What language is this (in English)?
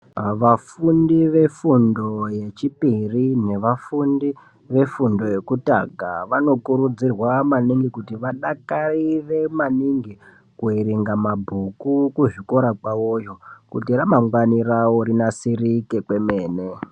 Ndau